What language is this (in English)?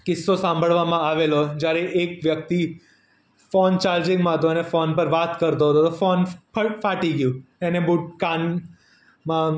Gujarati